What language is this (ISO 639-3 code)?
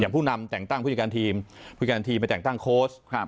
tha